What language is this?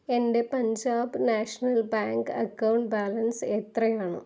Malayalam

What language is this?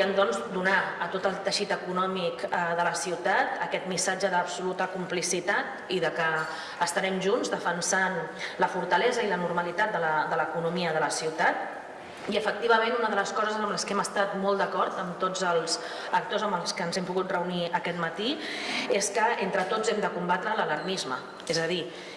Catalan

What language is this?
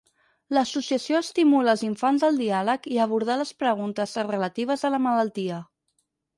Catalan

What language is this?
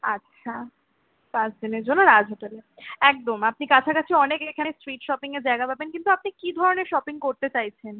Bangla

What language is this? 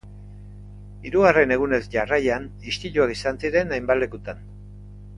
Basque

